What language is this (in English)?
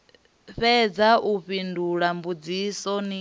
Venda